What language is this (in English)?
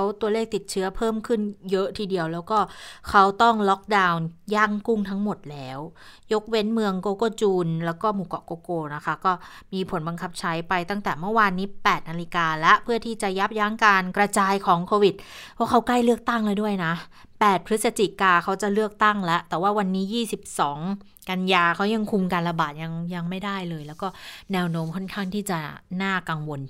Thai